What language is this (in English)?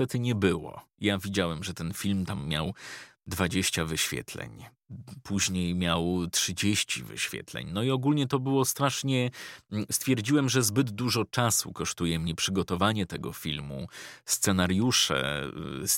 Polish